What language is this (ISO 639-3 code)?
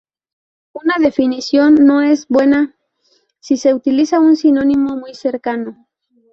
spa